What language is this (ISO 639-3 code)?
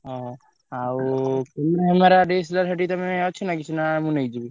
ori